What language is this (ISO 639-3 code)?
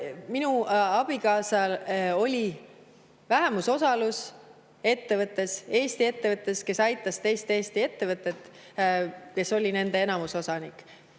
est